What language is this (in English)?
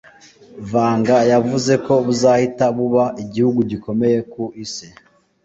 Kinyarwanda